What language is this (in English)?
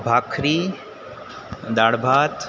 Gujarati